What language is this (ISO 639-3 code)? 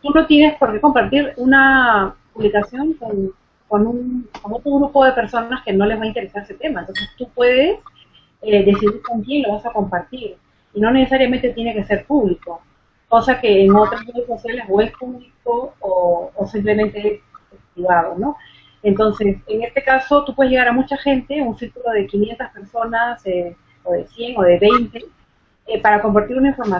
spa